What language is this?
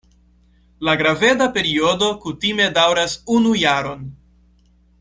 Esperanto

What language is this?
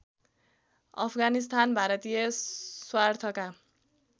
Nepali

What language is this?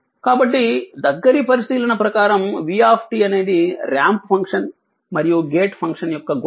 Telugu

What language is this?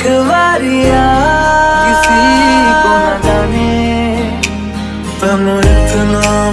Hindi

